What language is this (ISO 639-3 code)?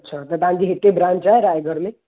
snd